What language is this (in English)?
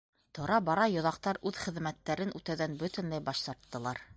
Bashkir